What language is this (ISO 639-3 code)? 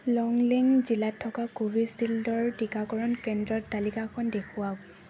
asm